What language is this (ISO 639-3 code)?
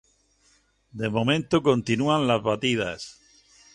spa